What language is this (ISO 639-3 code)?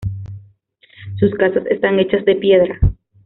spa